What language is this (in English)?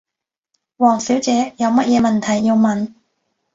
Cantonese